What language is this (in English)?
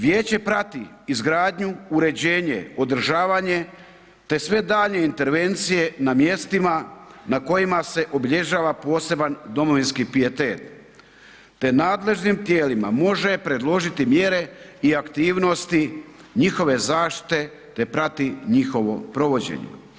Croatian